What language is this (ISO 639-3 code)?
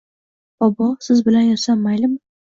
uzb